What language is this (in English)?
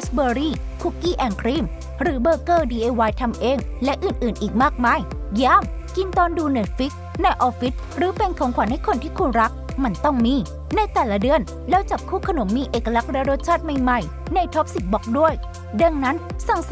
Thai